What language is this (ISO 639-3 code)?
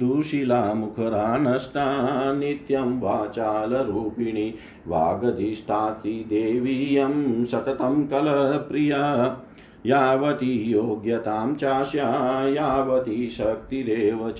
hin